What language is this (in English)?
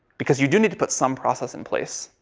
English